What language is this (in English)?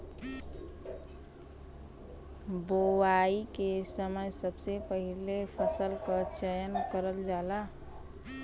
Bhojpuri